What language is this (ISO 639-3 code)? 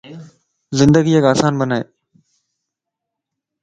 lss